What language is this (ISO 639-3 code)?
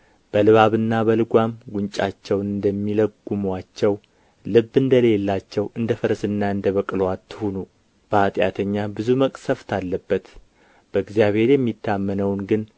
amh